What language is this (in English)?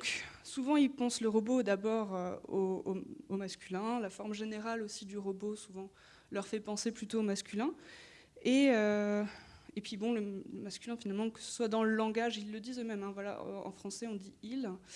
French